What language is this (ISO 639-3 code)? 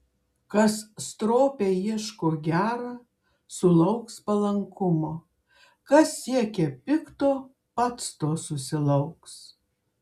lit